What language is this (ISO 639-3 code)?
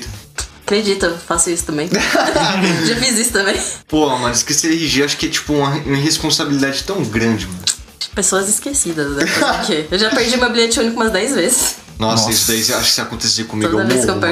por